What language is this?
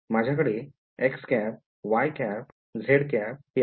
Marathi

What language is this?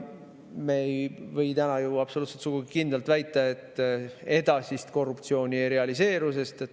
Estonian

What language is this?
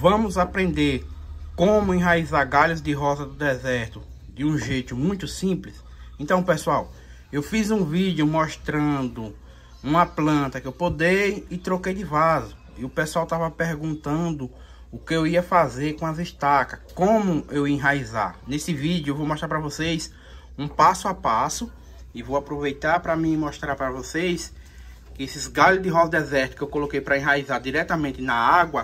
Portuguese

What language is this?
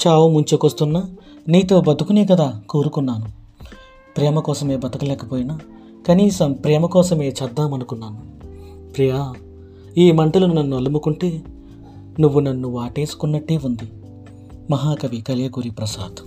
Telugu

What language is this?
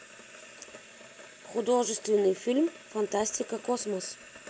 Russian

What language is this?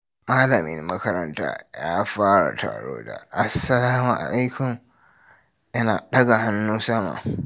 Hausa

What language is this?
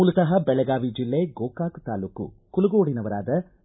Kannada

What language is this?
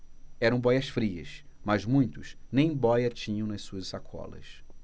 Portuguese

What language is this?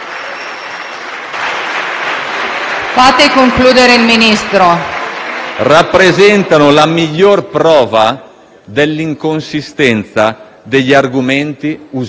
Italian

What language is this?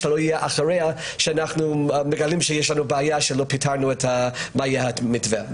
Hebrew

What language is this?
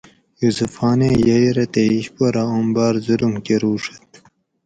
Gawri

